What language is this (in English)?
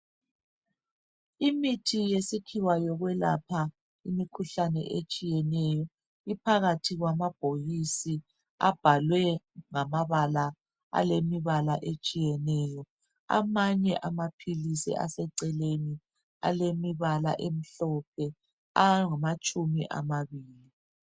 North Ndebele